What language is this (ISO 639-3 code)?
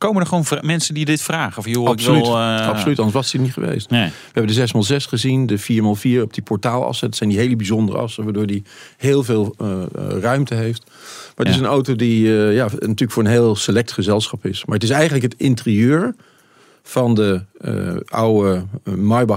nld